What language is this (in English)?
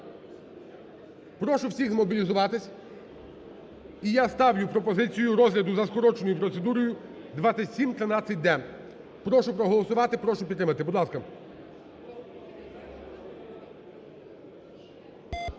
Ukrainian